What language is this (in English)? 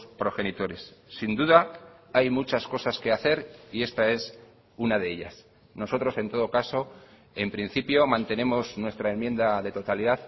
Spanish